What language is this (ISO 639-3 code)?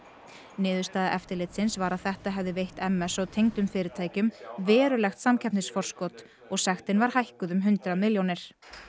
isl